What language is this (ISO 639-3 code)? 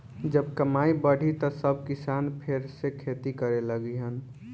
bho